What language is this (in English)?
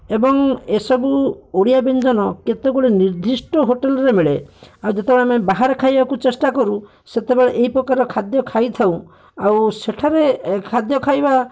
Odia